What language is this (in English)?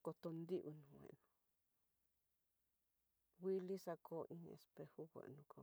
Tidaá Mixtec